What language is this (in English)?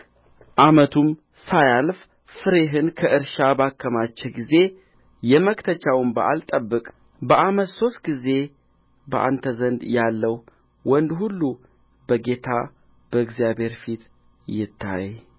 Amharic